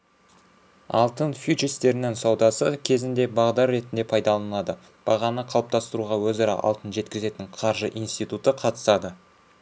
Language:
Kazakh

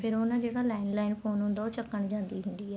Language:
Punjabi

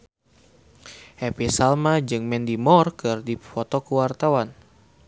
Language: Sundanese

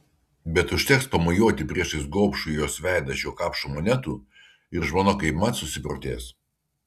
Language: Lithuanian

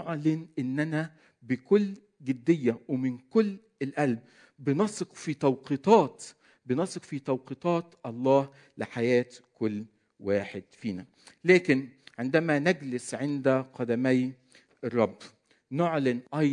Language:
Arabic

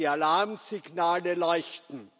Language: German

